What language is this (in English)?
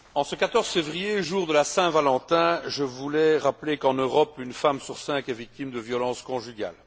French